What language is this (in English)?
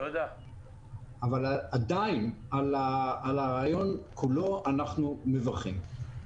Hebrew